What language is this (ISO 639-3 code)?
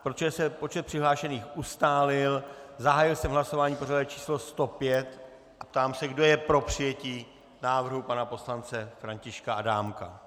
ces